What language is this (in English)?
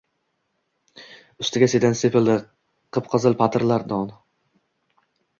Uzbek